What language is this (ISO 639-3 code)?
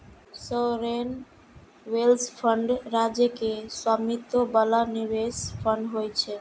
mai